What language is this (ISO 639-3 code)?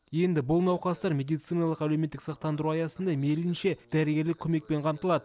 kaz